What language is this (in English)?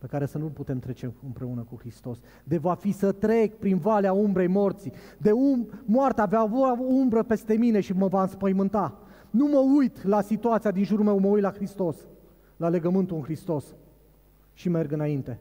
Romanian